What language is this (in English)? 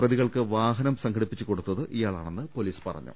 Malayalam